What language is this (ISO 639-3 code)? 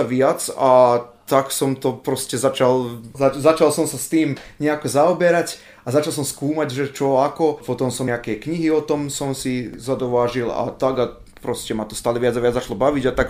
slk